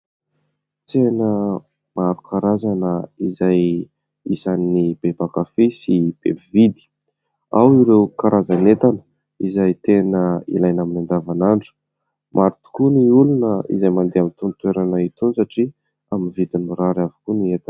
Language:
Malagasy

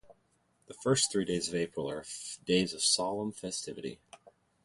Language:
English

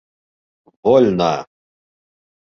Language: Bashkir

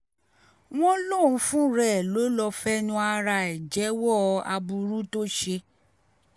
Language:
Yoruba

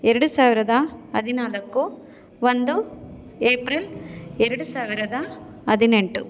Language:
Kannada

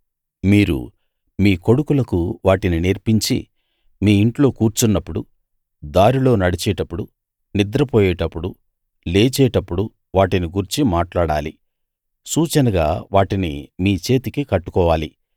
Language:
Telugu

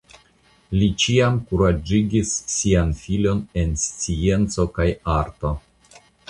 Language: Esperanto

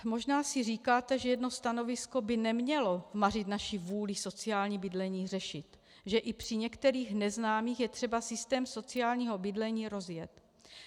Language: Czech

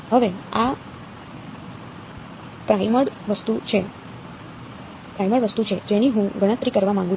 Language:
Gujarati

